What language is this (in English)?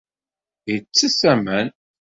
Kabyle